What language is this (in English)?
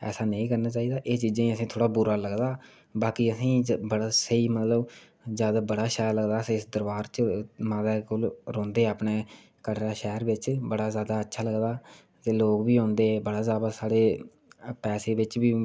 Dogri